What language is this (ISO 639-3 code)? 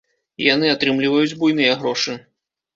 bel